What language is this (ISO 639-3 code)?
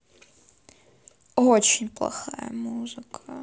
rus